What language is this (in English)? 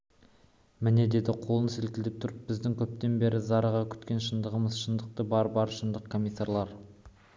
Kazakh